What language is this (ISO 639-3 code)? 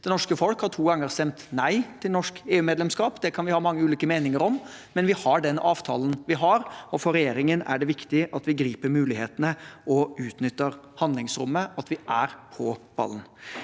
nor